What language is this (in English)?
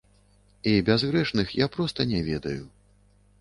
Belarusian